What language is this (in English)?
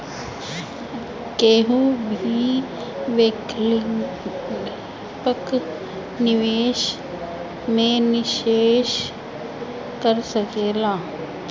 Bhojpuri